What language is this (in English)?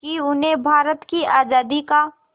Hindi